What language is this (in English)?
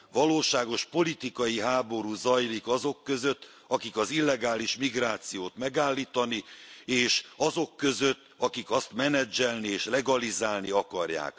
Hungarian